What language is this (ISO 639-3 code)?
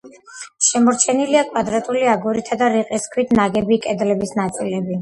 kat